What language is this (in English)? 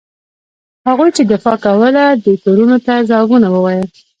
Pashto